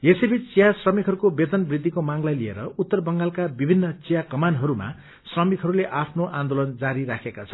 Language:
Nepali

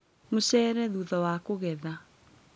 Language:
Kikuyu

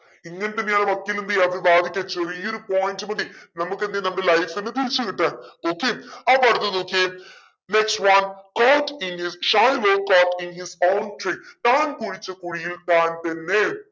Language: Malayalam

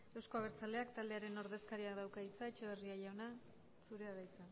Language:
Basque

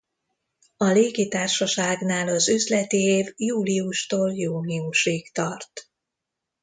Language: Hungarian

